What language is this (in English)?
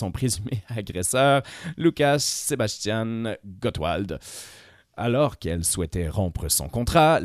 French